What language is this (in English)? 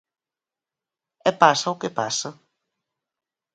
Galician